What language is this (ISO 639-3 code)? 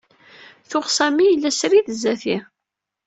kab